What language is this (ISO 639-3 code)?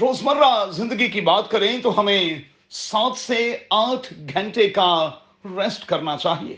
urd